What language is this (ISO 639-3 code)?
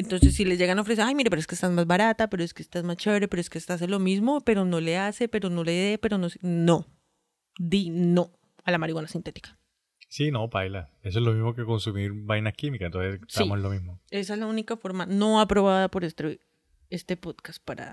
spa